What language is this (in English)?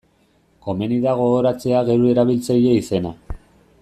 Basque